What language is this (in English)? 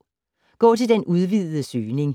Danish